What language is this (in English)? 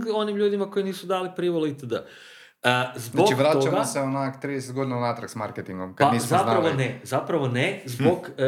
Croatian